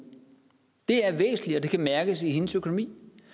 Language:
Danish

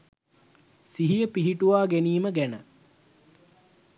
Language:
Sinhala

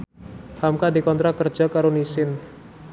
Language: Javanese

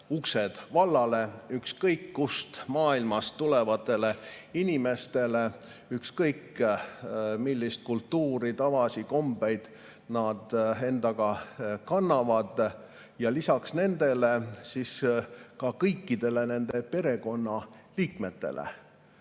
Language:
Estonian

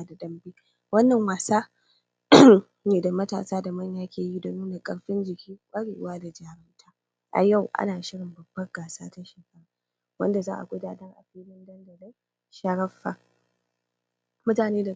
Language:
Hausa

